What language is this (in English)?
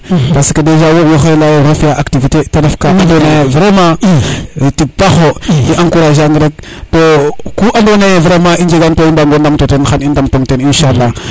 Serer